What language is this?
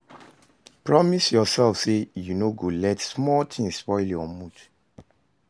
Nigerian Pidgin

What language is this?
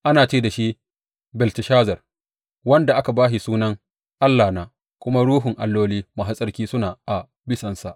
Hausa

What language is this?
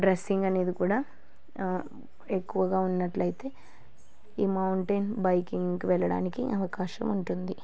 Telugu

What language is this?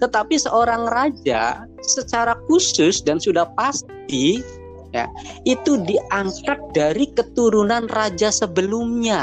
Indonesian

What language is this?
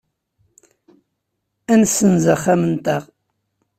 Kabyle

